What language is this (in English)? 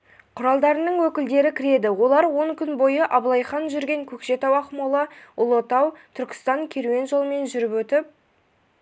Kazakh